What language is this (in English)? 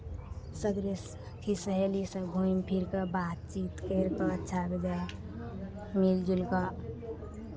Maithili